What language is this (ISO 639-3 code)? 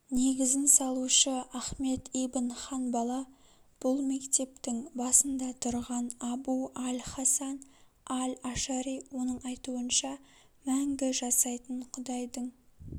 kaz